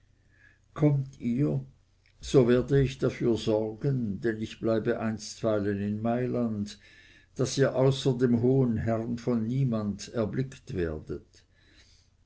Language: German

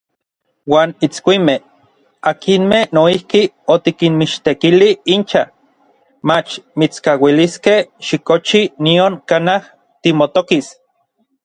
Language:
Orizaba Nahuatl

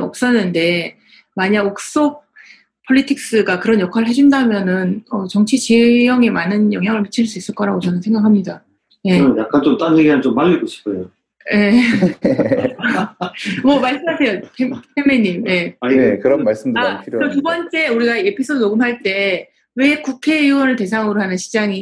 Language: Korean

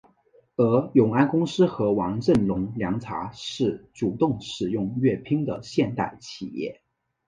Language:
Chinese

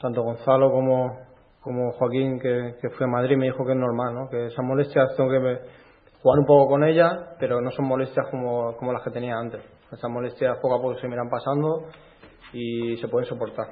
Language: Spanish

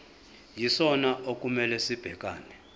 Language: Zulu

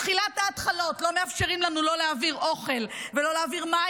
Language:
Hebrew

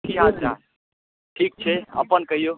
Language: Maithili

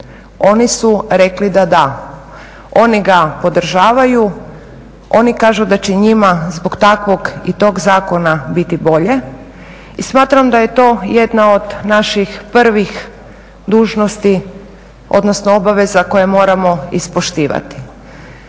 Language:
Croatian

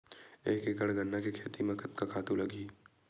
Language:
Chhattisgarhi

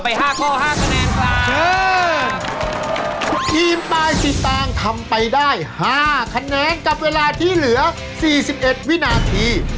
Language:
Thai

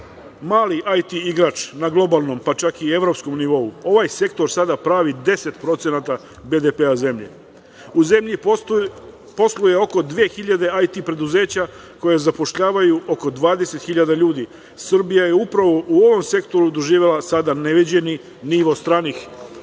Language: Serbian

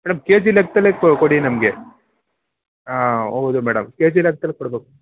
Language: Kannada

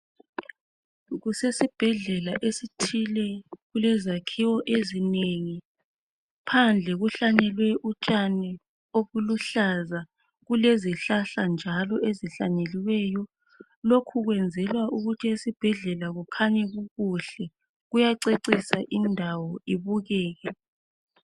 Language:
North Ndebele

